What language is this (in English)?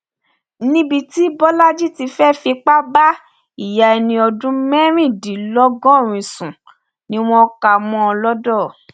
Yoruba